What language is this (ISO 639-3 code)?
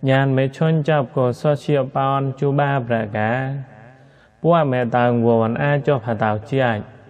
tha